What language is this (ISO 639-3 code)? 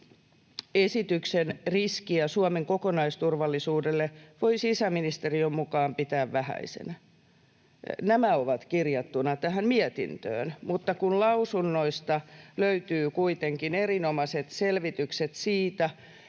fin